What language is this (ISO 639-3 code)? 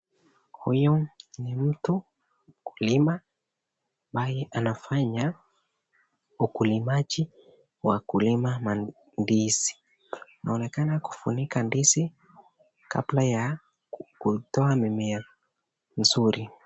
swa